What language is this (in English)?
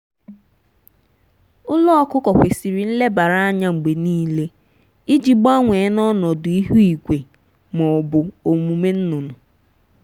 Igbo